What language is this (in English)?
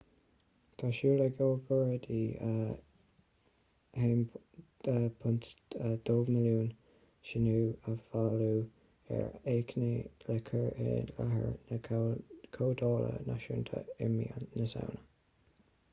Irish